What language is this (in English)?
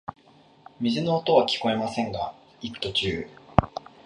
Japanese